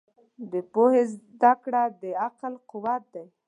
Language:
Pashto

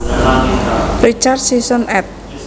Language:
Javanese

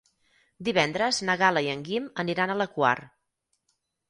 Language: Catalan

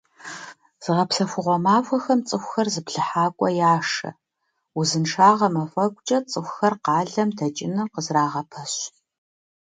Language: Kabardian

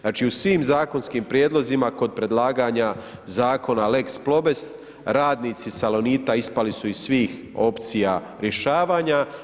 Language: Croatian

